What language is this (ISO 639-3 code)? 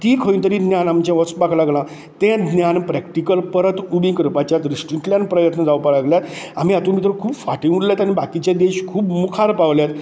kok